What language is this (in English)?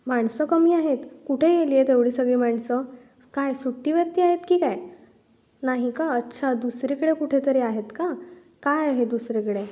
Marathi